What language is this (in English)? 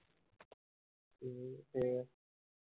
Punjabi